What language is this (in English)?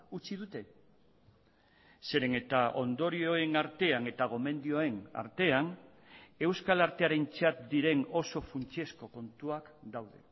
Basque